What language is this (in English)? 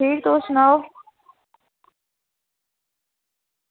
Dogri